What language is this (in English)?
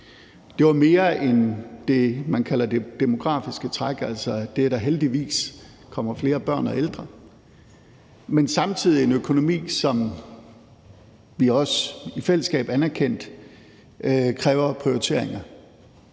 Danish